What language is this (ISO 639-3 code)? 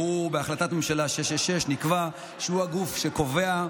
heb